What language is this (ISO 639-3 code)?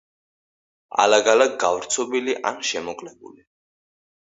kat